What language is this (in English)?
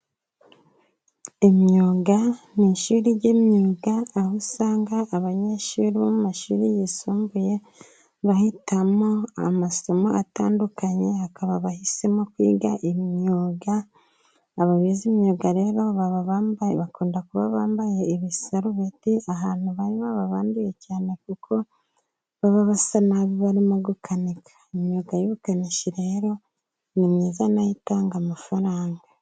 Kinyarwanda